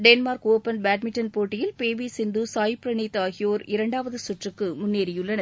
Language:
Tamil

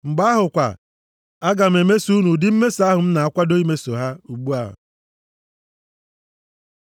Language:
Igbo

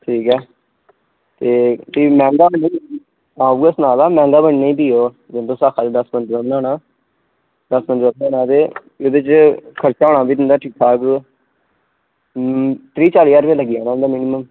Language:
Dogri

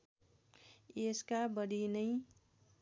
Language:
Nepali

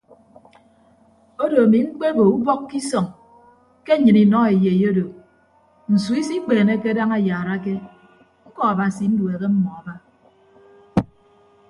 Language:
Ibibio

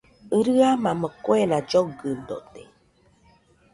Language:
Nüpode Huitoto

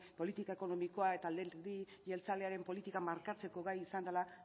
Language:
Basque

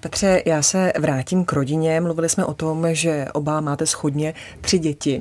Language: Czech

